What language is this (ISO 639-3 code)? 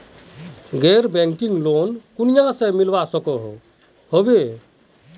mag